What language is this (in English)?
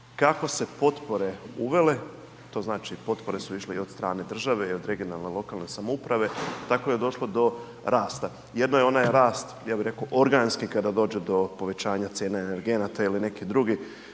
Croatian